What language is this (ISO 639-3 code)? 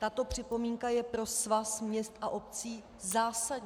ces